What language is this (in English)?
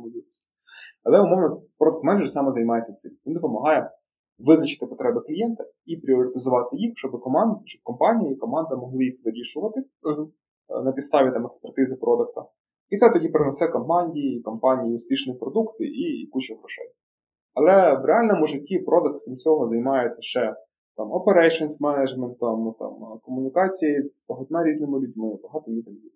Ukrainian